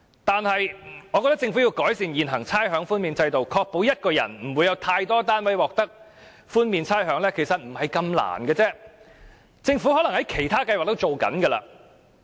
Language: Cantonese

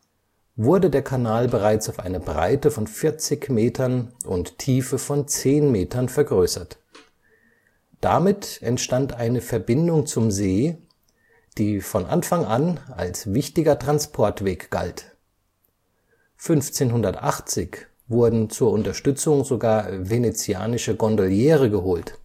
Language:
German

